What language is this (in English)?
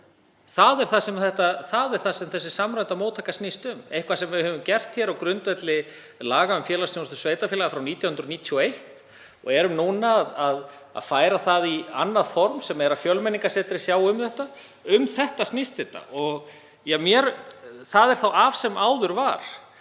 Icelandic